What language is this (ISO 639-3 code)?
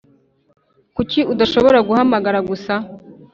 kin